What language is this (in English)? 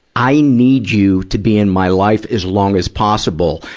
English